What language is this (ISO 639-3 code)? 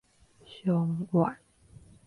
nan